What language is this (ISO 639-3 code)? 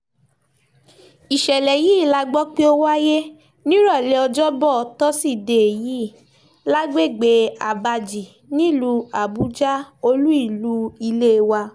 yor